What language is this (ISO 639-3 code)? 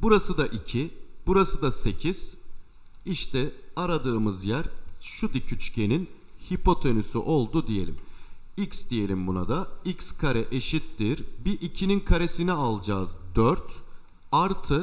tur